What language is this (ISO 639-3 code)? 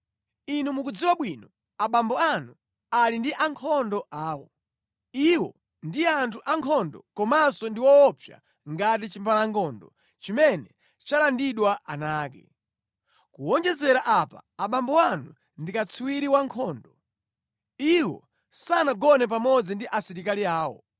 nya